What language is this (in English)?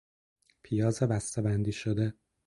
Persian